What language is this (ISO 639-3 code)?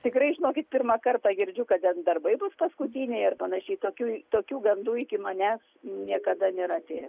lit